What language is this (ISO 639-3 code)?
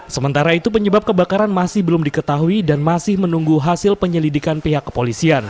ind